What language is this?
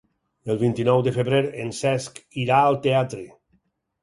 Catalan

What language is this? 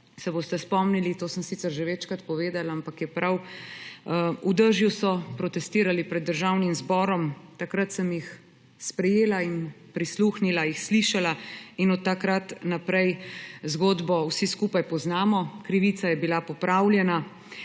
Slovenian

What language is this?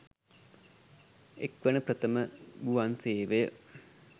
Sinhala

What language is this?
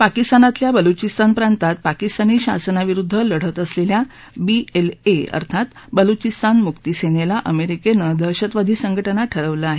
Marathi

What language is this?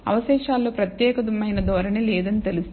Telugu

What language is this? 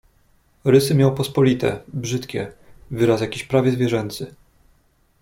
Polish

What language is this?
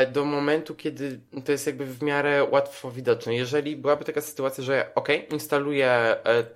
Polish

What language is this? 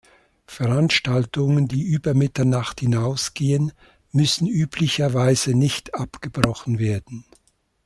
German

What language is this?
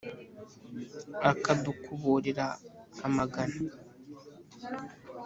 Kinyarwanda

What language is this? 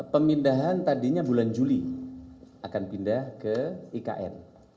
Indonesian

